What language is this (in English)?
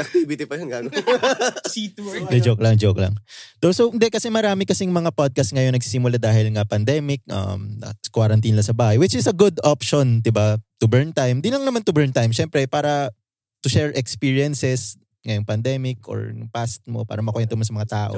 Filipino